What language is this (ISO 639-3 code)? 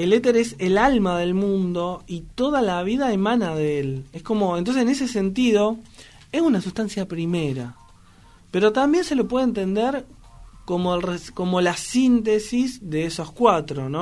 spa